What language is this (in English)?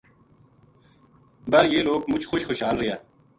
Gujari